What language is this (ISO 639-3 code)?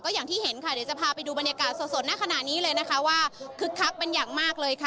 tha